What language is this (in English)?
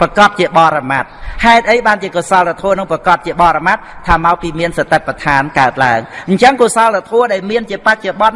Vietnamese